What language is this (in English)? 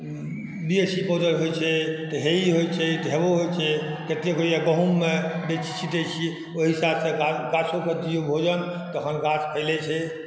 Maithili